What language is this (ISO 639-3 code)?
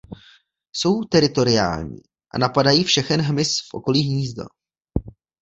ces